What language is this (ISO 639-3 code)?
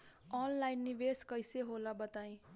bho